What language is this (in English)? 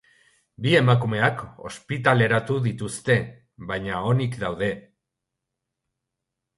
Basque